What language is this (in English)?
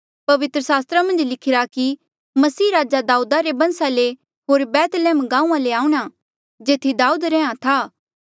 Mandeali